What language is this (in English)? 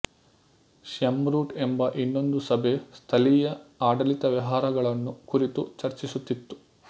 Kannada